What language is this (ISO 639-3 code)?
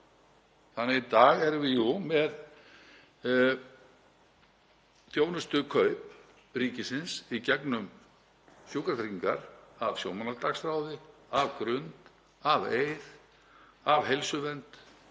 isl